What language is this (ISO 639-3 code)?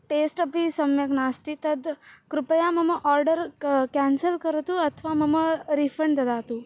san